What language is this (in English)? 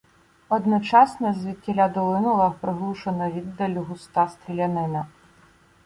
Ukrainian